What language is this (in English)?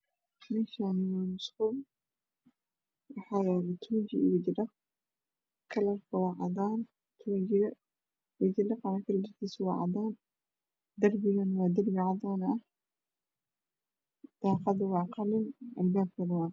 Somali